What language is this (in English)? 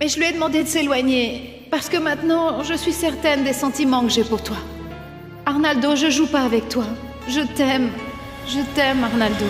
French